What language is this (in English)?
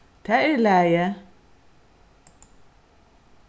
Faroese